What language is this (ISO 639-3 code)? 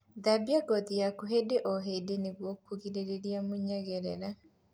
kik